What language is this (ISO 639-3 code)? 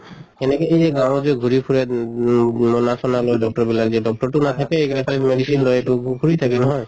asm